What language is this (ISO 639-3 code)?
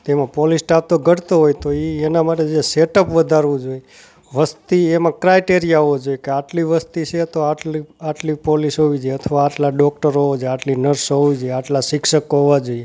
guj